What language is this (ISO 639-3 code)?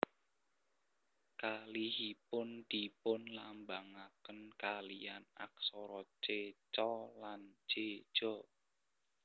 jav